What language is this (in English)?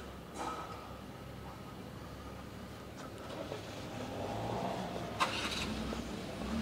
Japanese